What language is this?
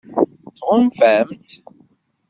Kabyle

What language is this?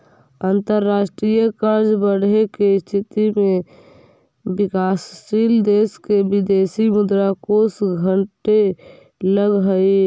Magahi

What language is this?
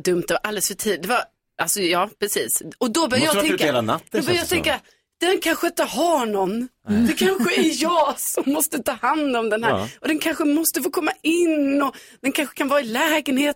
Swedish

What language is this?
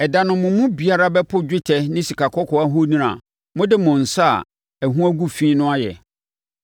Akan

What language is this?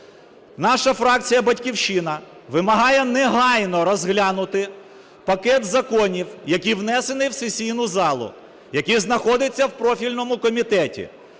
Ukrainian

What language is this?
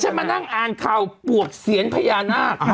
Thai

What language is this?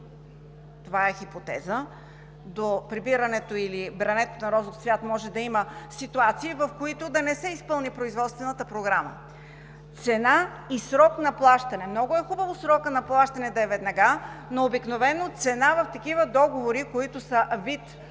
Bulgarian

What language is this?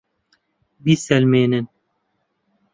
Central Kurdish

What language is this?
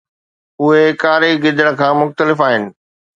Sindhi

